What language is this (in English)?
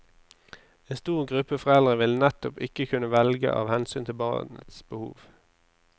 Norwegian